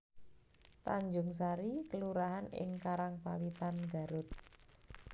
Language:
Javanese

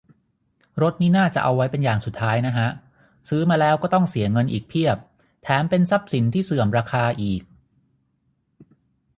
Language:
Thai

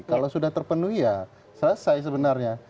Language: Indonesian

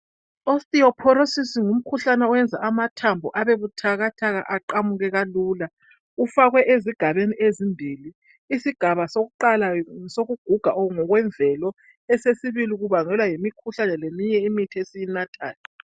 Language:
North Ndebele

